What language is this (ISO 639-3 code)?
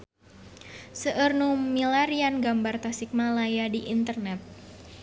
sun